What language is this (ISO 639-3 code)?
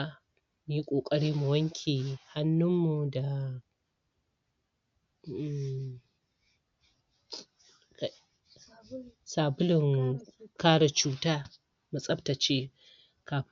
hau